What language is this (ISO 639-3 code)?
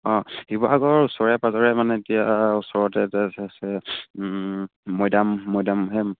asm